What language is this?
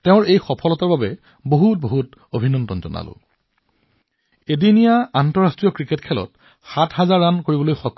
Assamese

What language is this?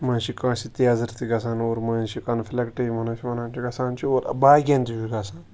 Kashmiri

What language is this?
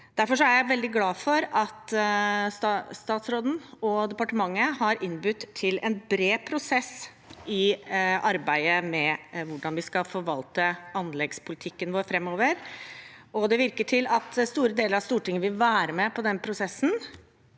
Norwegian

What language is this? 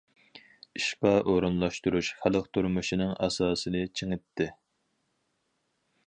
Uyghur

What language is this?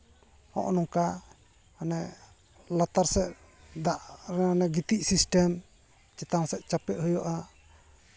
Santali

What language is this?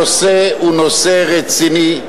Hebrew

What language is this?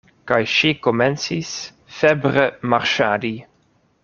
Esperanto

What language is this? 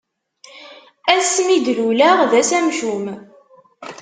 Kabyle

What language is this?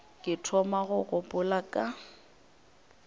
Northern Sotho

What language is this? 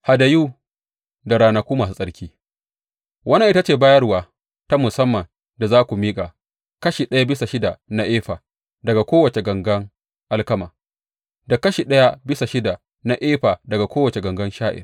Hausa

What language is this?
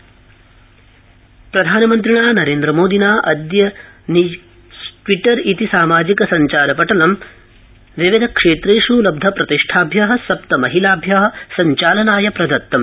Sanskrit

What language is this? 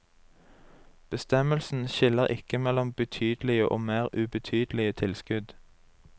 Norwegian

